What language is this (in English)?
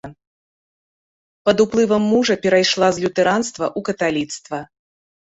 Belarusian